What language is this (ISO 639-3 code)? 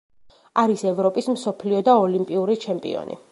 kat